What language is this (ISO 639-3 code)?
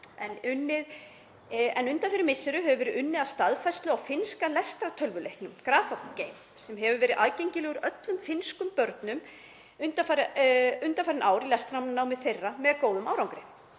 isl